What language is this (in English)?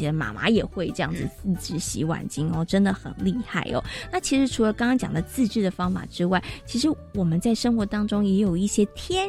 Chinese